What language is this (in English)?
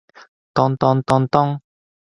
Japanese